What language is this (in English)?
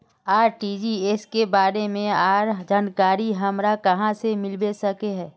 Magahi